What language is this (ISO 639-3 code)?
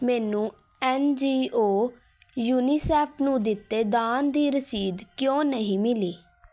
pan